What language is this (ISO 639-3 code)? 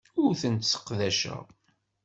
kab